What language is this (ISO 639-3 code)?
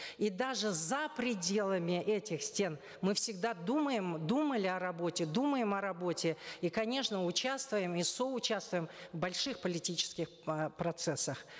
kaz